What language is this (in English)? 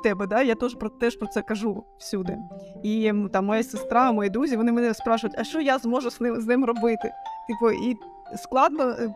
Ukrainian